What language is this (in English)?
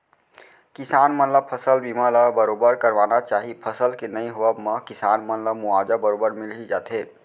Chhattisgarhi